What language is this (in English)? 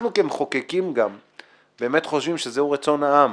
Hebrew